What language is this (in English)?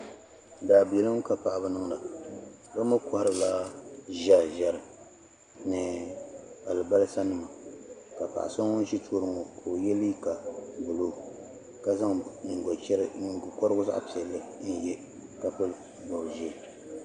Dagbani